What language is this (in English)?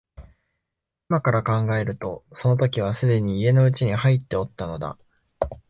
Japanese